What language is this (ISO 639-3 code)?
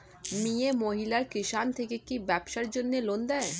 ben